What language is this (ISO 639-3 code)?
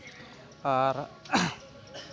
sat